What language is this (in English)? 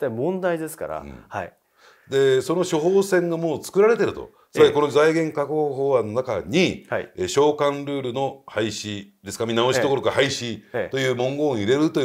Japanese